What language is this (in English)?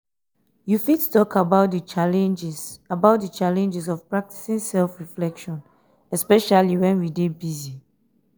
Nigerian Pidgin